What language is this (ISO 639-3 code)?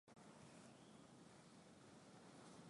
swa